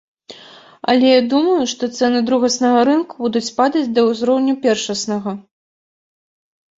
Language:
Belarusian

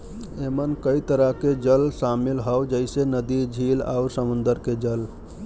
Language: Bhojpuri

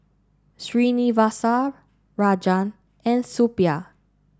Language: English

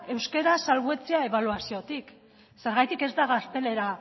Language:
Basque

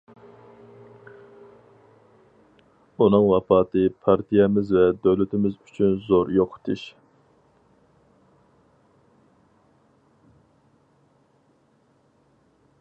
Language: Uyghur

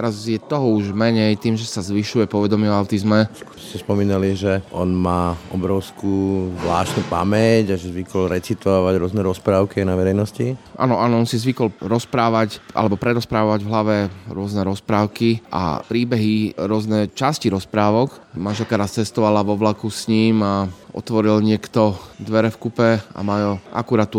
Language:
Slovak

